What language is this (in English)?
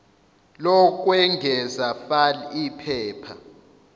Zulu